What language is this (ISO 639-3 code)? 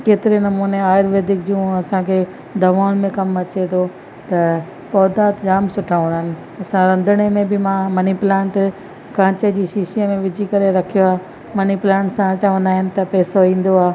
snd